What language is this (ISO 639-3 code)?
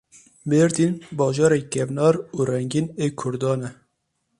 kur